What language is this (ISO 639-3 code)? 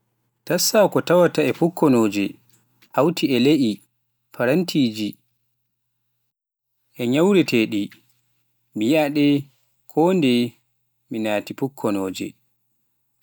fuf